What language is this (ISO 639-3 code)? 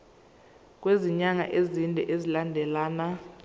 zul